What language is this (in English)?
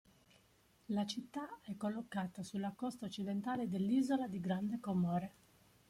Italian